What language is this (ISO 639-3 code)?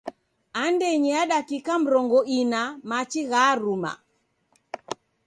dav